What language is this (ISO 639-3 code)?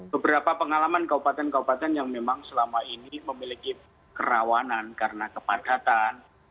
ind